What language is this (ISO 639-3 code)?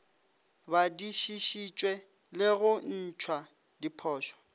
nso